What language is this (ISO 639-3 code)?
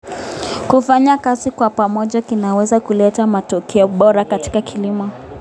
kln